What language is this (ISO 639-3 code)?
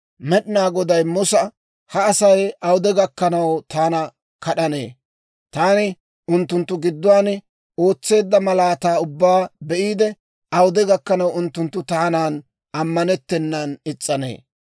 dwr